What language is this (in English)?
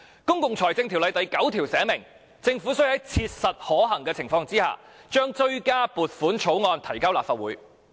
Cantonese